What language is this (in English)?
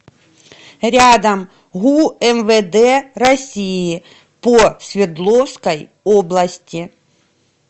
Russian